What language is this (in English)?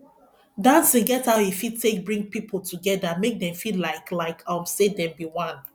Nigerian Pidgin